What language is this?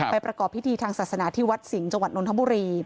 Thai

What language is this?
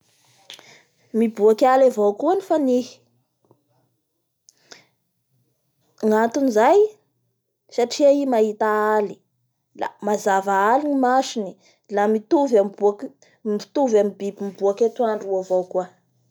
Bara Malagasy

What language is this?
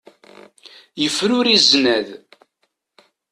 Kabyle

